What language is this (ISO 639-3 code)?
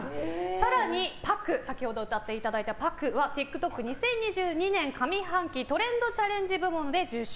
jpn